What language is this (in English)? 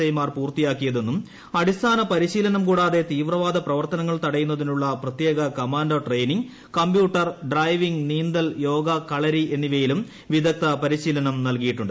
Malayalam